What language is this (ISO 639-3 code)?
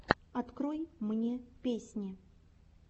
rus